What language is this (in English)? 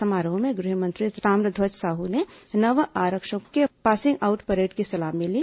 Hindi